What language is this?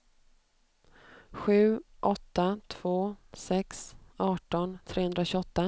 Swedish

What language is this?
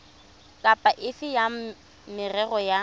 Tswana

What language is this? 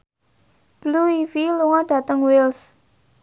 Javanese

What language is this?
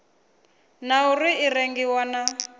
Venda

